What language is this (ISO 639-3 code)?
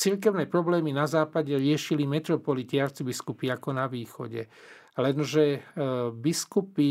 slk